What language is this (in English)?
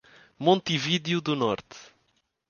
Portuguese